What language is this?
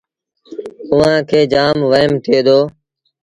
Sindhi Bhil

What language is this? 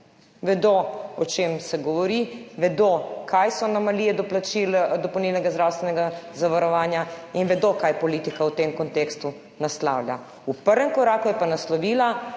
Slovenian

